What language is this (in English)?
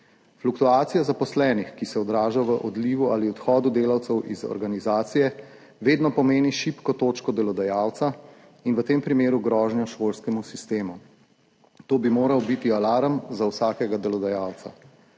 Slovenian